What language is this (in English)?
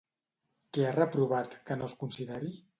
Catalan